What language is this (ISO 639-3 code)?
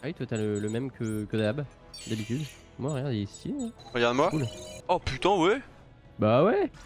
fra